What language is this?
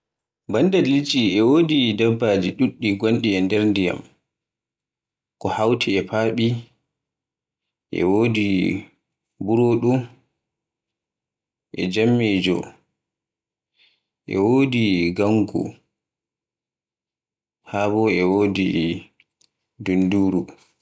Borgu Fulfulde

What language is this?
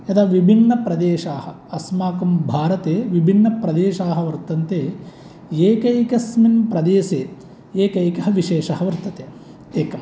Sanskrit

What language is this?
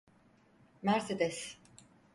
Turkish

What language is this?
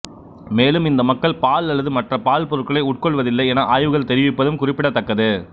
Tamil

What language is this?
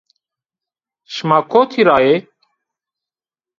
Zaza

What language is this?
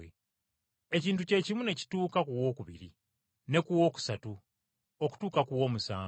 Ganda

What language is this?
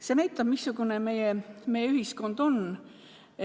Estonian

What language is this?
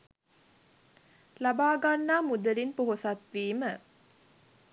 Sinhala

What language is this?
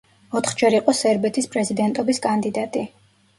Georgian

